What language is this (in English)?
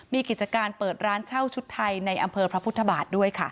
Thai